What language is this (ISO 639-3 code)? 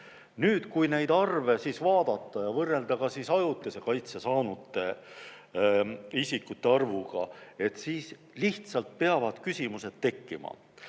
est